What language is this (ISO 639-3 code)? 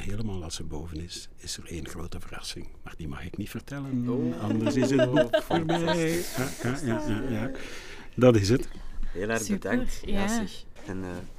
nld